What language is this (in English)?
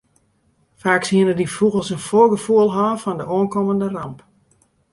Western Frisian